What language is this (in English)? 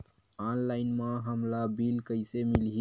Chhattisgarhi